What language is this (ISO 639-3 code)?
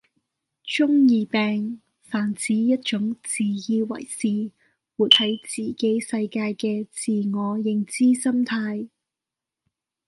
yue